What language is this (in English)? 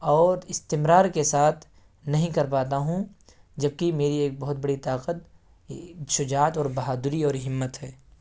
Urdu